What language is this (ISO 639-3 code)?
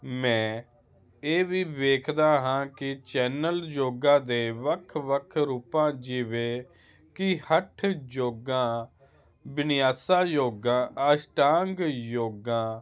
pan